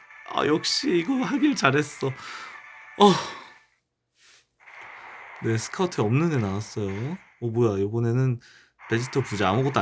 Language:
Korean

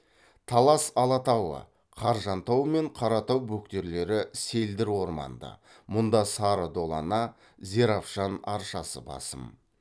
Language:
Kazakh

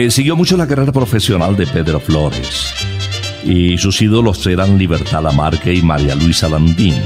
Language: Spanish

